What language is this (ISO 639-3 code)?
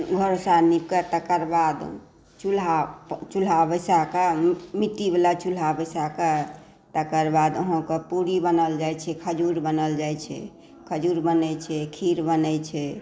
mai